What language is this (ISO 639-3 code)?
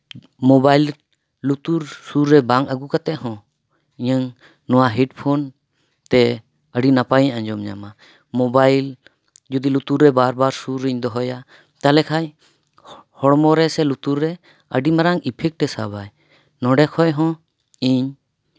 sat